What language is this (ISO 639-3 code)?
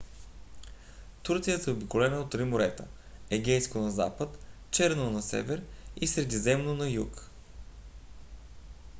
bul